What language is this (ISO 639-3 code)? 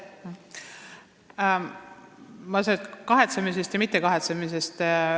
est